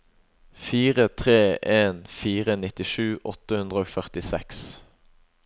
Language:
Norwegian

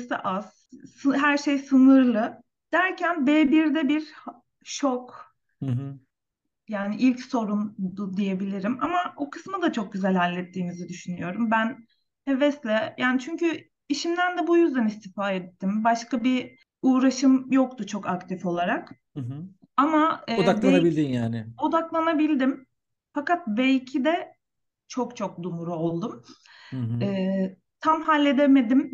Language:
Turkish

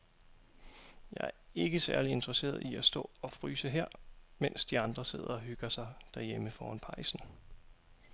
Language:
Danish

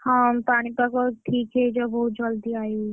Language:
Odia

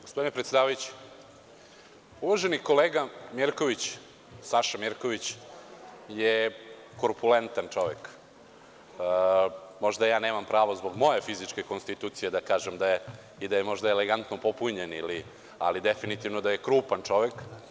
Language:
Serbian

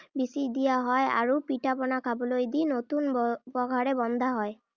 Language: Assamese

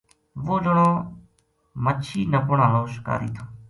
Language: Gujari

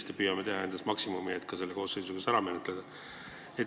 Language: Estonian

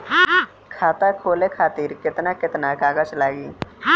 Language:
Bhojpuri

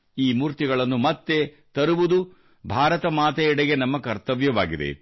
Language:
Kannada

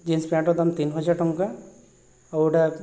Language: Odia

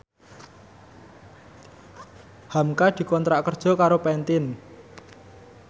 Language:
Javanese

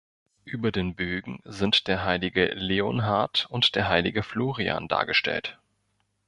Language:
German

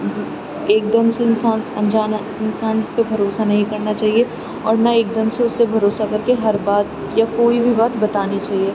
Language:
Urdu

